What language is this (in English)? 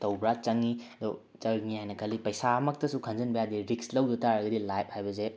Manipuri